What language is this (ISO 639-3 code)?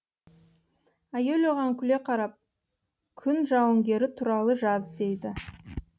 kaz